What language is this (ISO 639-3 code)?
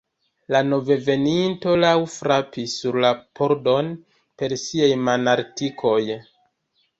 epo